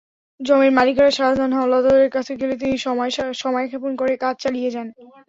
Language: Bangla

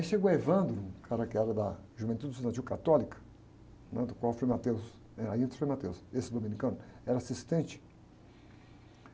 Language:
Portuguese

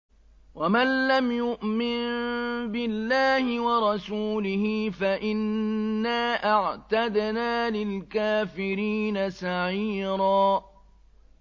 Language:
Arabic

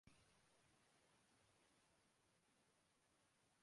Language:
Urdu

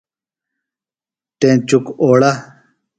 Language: Phalura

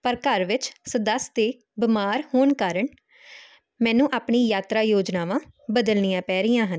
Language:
Punjabi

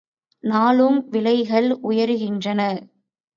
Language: Tamil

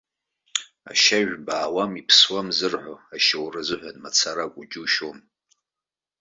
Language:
Abkhazian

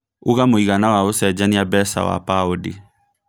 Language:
Kikuyu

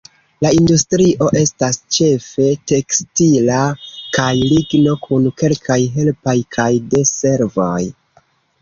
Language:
Esperanto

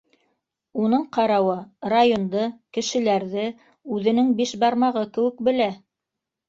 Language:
Bashkir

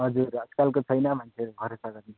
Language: Nepali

